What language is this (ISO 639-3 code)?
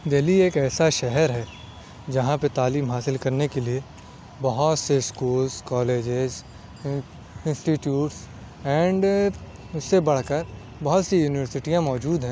urd